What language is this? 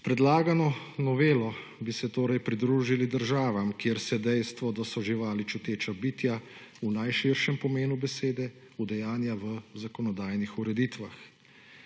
Slovenian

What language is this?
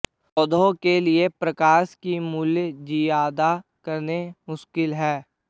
Hindi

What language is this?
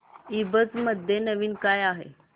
Marathi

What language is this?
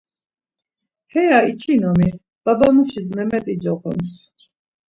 Laz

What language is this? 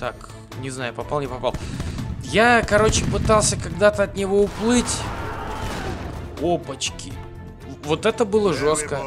Russian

